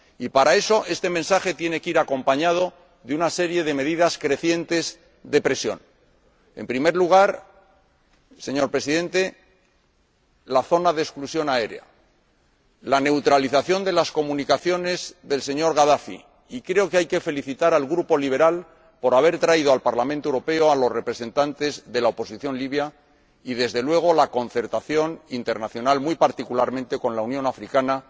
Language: Spanish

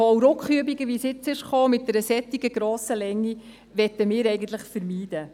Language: Swiss German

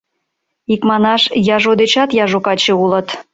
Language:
Mari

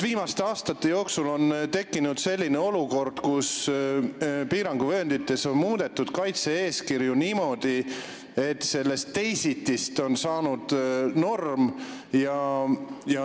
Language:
Estonian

